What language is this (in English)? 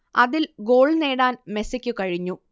Malayalam